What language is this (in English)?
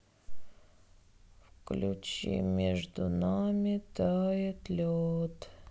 Russian